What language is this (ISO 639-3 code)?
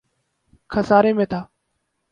urd